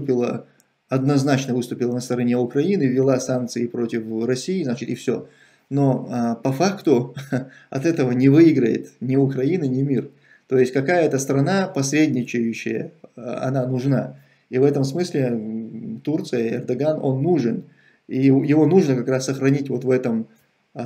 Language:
Russian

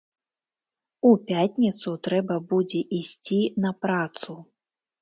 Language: Belarusian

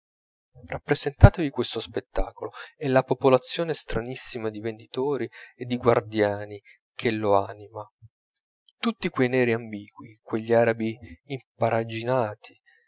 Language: Italian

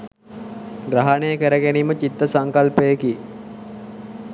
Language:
Sinhala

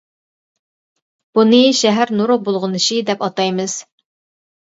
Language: Uyghur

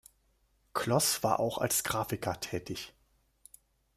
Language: German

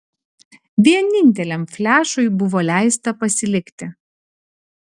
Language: Lithuanian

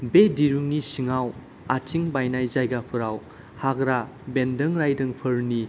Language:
Bodo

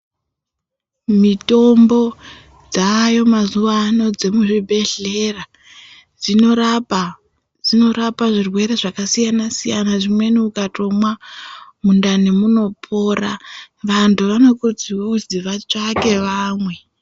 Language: Ndau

